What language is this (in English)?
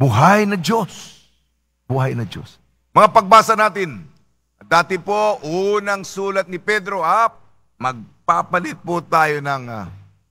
Filipino